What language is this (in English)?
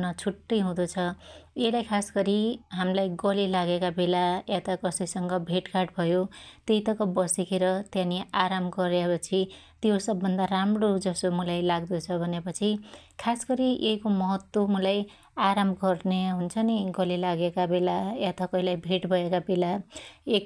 Dotyali